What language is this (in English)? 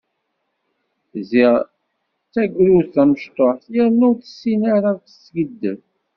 Kabyle